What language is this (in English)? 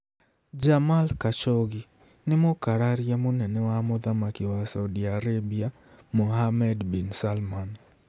Kikuyu